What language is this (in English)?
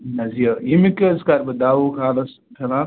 Kashmiri